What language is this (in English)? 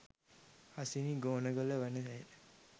Sinhala